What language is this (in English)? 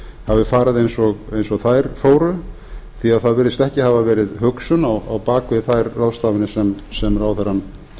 Icelandic